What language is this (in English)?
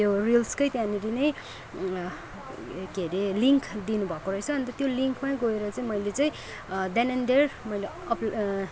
Nepali